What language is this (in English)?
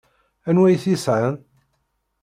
Kabyle